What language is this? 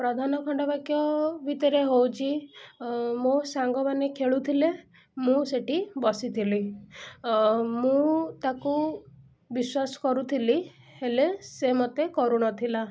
Odia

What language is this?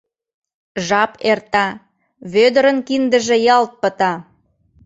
Mari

